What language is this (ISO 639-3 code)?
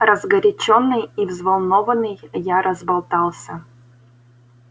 rus